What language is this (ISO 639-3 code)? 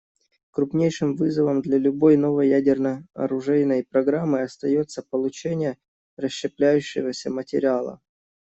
rus